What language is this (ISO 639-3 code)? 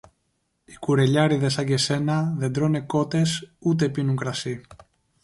ell